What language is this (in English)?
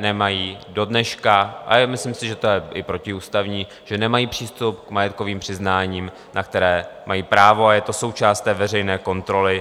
Czech